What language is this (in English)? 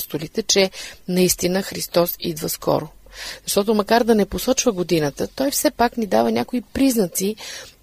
Bulgarian